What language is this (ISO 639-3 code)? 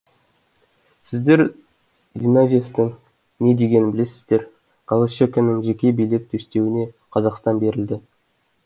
kaz